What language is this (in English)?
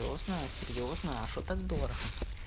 Russian